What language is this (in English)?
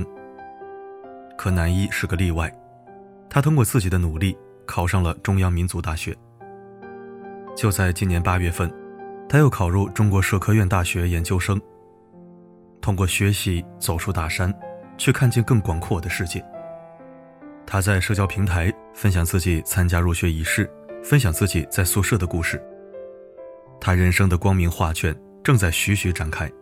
Chinese